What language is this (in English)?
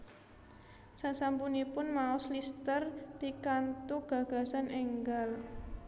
Javanese